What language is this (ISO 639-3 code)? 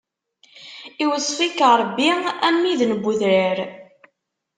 kab